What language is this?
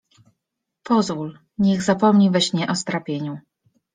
Polish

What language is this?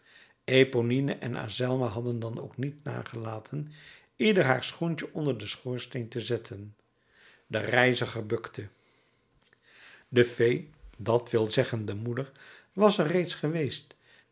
Dutch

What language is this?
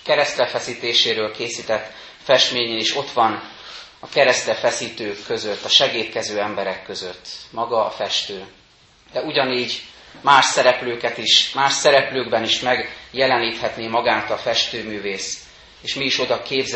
Hungarian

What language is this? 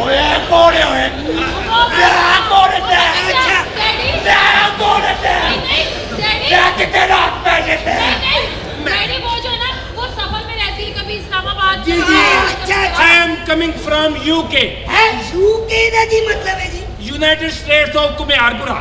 Hindi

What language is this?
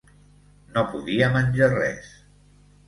Catalan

